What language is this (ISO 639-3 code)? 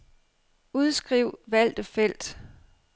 dan